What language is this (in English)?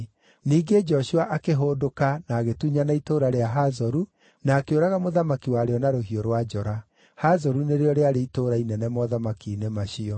Kikuyu